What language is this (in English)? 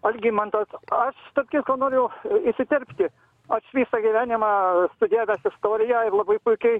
Lithuanian